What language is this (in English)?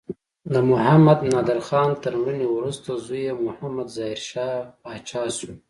Pashto